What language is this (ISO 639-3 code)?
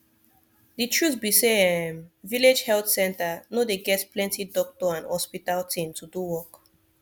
pcm